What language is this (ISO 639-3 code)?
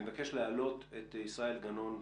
heb